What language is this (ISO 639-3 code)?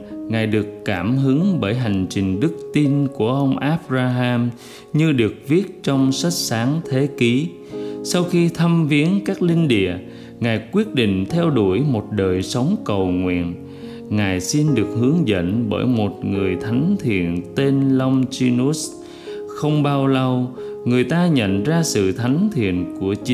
vie